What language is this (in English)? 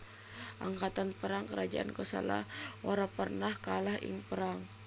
Javanese